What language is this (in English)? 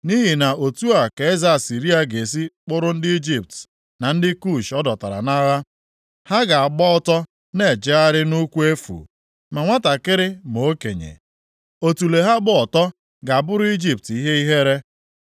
Igbo